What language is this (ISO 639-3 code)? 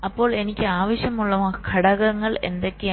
mal